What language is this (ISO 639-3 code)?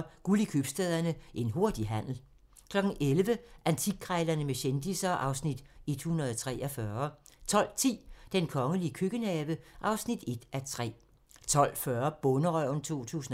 dan